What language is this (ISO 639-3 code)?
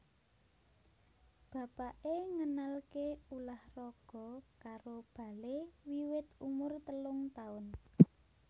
jav